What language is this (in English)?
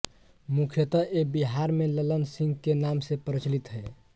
Hindi